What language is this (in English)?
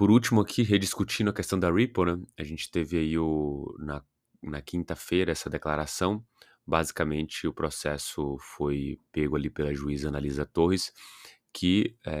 Portuguese